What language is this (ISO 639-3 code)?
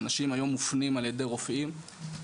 heb